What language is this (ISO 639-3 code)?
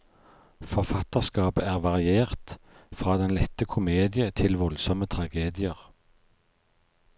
nor